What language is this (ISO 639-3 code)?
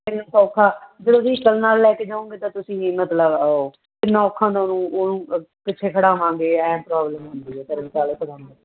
pan